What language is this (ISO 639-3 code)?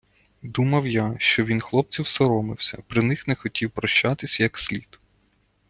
ukr